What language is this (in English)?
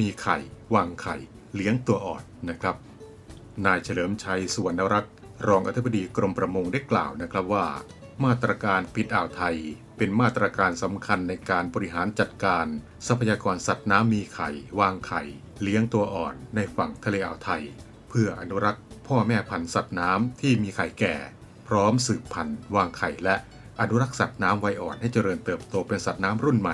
Thai